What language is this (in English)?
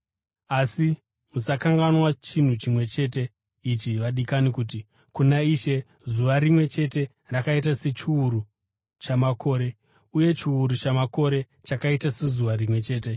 Shona